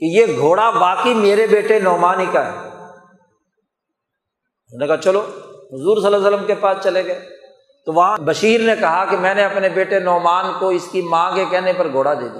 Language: Urdu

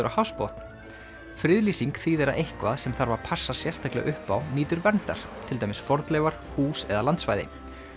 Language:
Icelandic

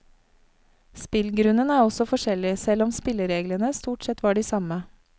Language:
Norwegian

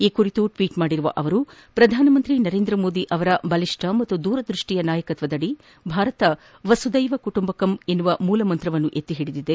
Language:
Kannada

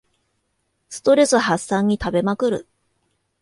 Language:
Japanese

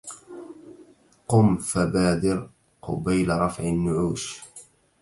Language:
Arabic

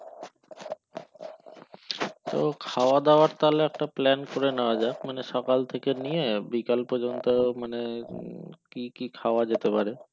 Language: Bangla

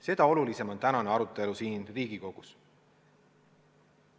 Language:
Estonian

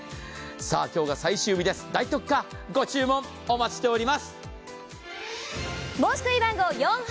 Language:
Japanese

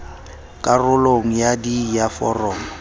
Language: Southern Sotho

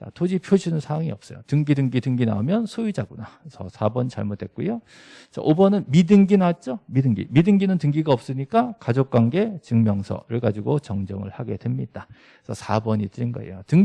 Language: Korean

